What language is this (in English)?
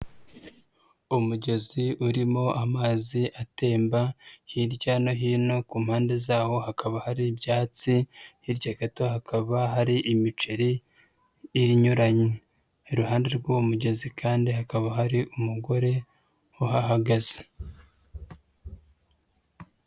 Kinyarwanda